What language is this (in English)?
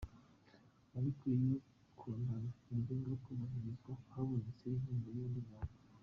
Kinyarwanda